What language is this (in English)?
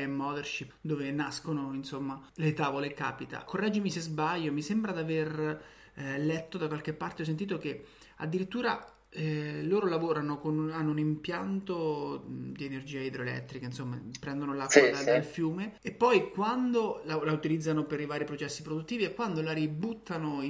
Italian